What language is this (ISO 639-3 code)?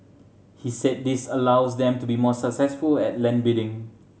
eng